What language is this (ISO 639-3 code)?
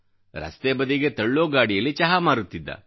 kan